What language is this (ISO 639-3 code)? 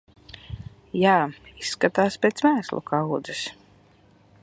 lav